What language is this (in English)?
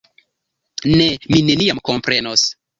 Esperanto